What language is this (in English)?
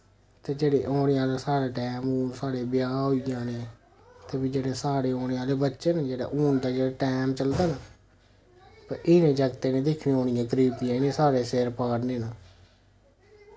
Dogri